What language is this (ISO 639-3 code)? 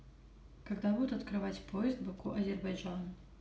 rus